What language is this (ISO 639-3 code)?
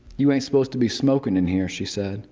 eng